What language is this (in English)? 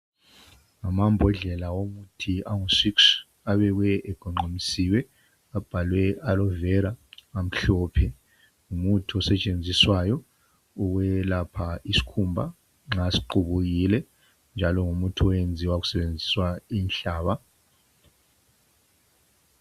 North Ndebele